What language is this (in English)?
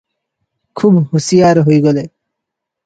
Odia